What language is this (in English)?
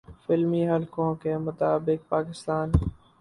Urdu